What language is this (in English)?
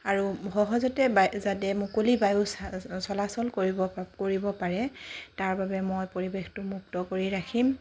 Assamese